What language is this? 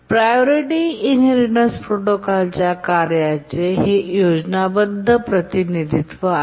Marathi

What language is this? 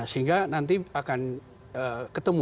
Indonesian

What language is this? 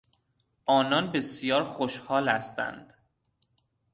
Persian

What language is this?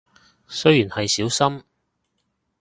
Cantonese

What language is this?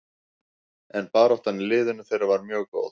Icelandic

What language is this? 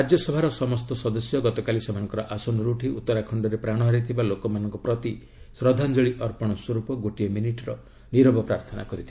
Odia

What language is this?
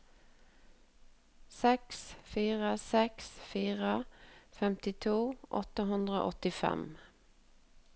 Norwegian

